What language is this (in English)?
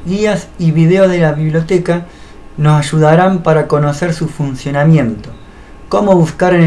Spanish